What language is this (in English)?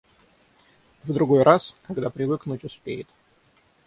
Russian